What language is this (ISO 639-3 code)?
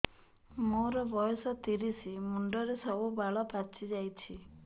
ori